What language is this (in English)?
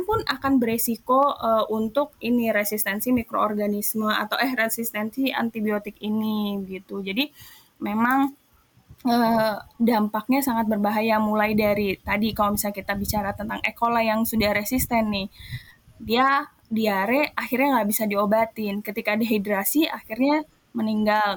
Indonesian